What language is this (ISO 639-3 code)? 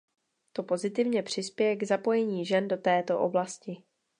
ces